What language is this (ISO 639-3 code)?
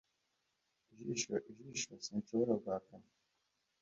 kin